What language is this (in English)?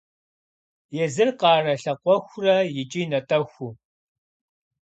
Kabardian